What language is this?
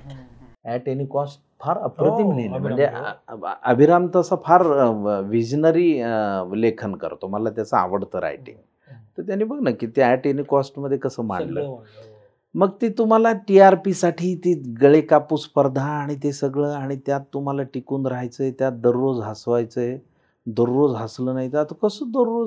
Marathi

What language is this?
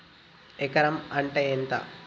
Telugu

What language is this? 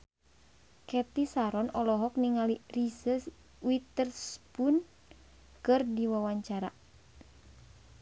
Sundanese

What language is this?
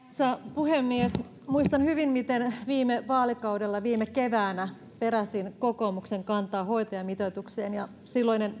Finnish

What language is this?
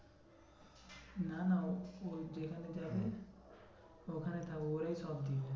Bangla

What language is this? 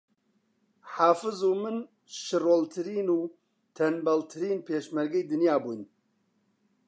Central Kurdish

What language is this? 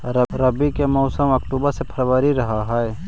Magahi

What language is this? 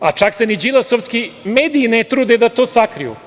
Serbian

